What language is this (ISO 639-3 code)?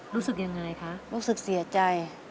tha